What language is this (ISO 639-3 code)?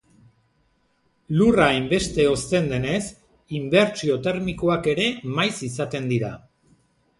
eus